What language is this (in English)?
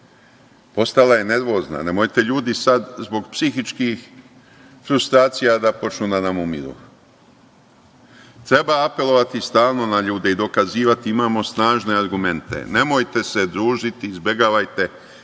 Serbian